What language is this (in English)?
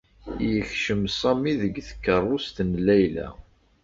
Kabyle